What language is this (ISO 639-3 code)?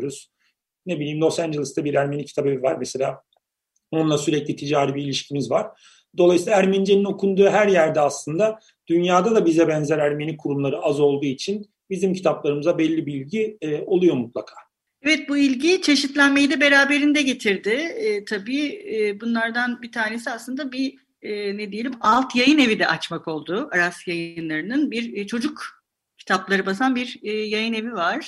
tur